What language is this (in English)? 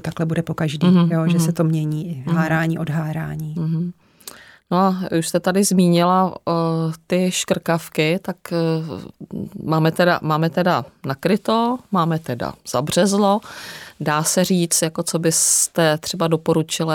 Czech